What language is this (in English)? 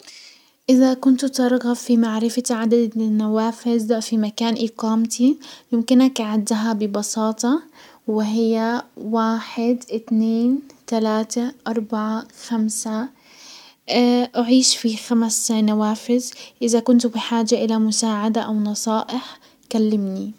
Hijazi Arabic